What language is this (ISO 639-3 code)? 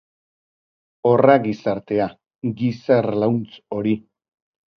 eus